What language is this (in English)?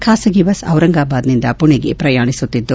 Kannada